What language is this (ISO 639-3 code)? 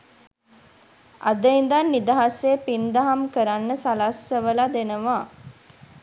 sin